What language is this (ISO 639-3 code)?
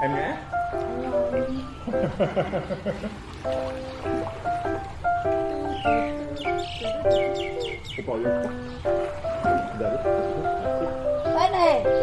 kor